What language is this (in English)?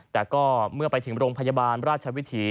Thai